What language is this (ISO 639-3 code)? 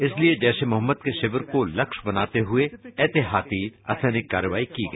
hin